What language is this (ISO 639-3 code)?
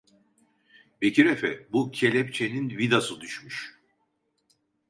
tur